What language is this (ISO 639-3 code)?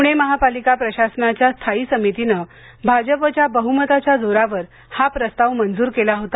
mar